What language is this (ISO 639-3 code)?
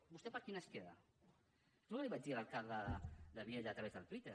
cat